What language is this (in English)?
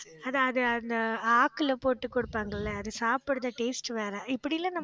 Tamil